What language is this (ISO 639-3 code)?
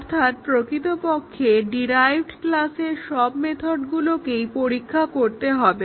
ben